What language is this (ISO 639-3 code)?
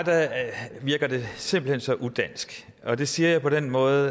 dan